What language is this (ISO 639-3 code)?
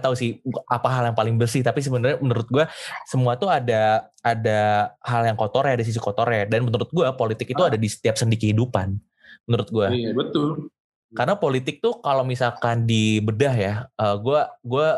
ind